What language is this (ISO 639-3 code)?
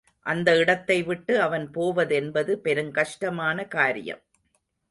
tam